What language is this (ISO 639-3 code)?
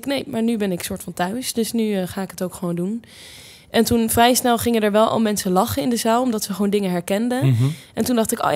nld